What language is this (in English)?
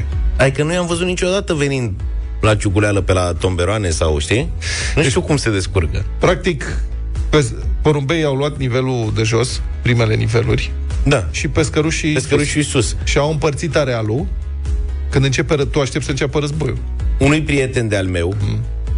Romanian